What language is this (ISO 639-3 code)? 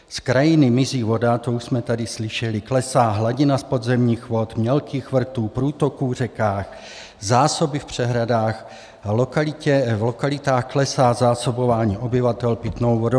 ces